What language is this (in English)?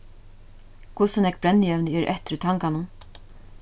Faroese